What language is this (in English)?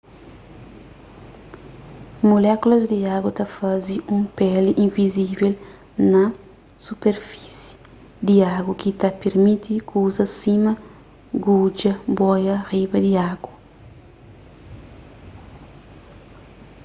Kabuverdianu